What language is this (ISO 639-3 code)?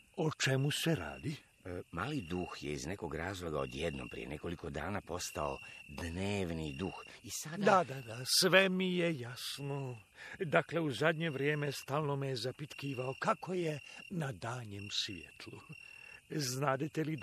hrv